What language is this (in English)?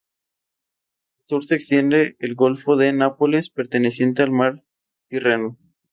Spanish